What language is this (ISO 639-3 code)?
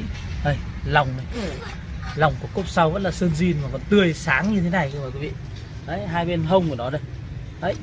vie